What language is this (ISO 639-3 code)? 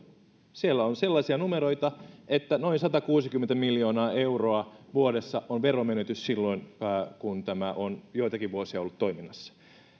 fin